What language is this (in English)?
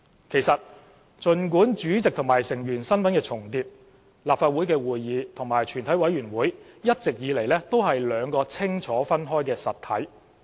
Cantonese